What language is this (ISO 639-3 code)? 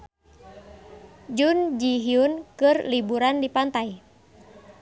sun